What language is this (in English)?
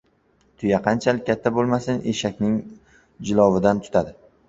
Uzbek